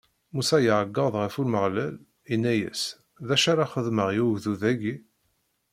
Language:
Kabyle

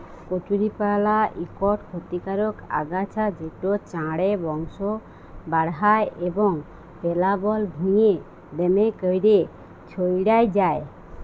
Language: Bangla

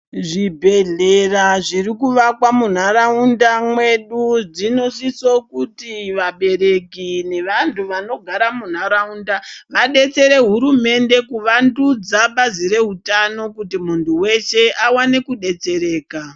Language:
Ndau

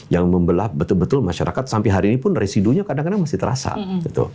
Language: Indonesian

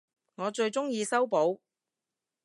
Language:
Cantonese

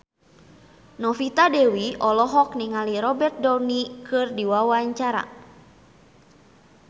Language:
Sundanese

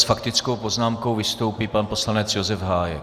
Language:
Czech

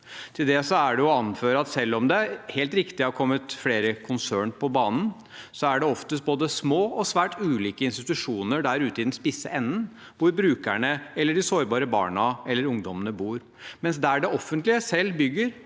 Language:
Norwegian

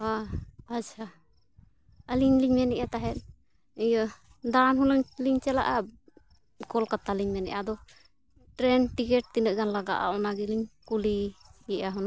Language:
Santali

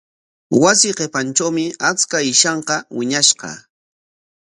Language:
Corongo Ancash Quechua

